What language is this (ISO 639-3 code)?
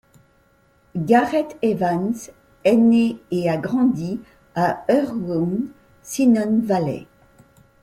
fra